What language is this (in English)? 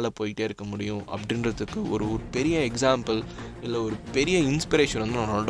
Tamil